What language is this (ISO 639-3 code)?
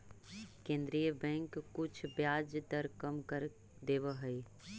mag